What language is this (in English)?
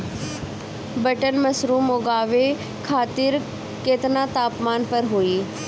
Bhojpuri